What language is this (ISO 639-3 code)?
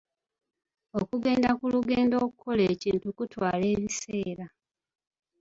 lug